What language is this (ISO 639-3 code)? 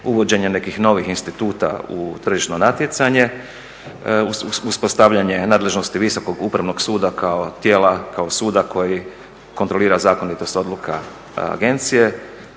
hrv